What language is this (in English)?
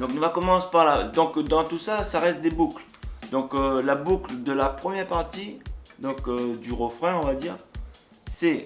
French